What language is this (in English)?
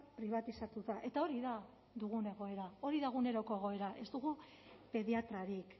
Basque